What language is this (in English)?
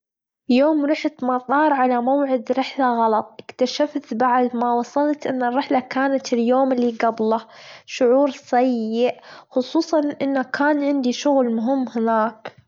Gulf Arabic